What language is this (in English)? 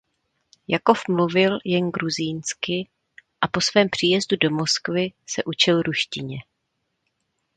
Czech